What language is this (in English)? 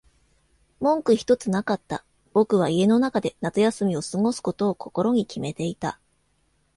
Japanese